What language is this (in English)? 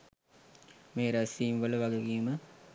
Sinhala